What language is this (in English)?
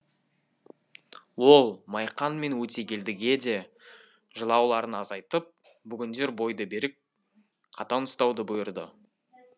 Kazakh